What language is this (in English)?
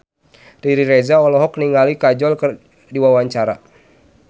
Sundanese